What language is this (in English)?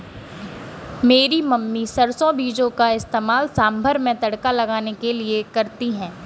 Hindi